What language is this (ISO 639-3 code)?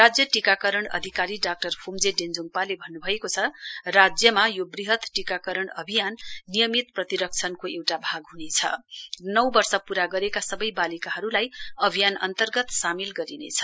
nep